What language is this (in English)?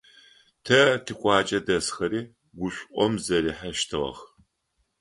Adyghe